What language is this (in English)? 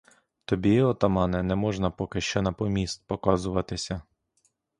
Ukrainian